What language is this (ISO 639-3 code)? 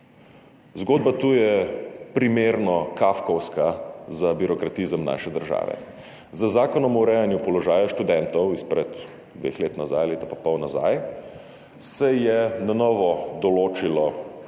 slv